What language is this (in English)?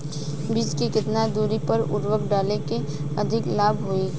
Bhojpuri